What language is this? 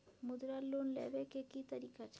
Maithili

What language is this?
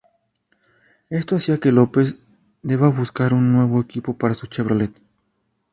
Spanish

